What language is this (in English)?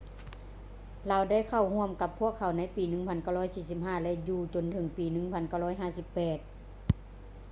Lao